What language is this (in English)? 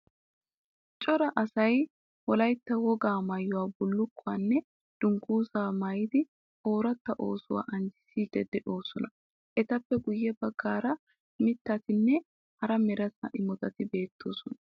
Wolaytta